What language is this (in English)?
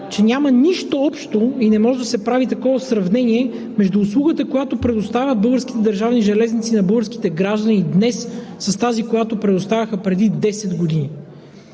Bulgarian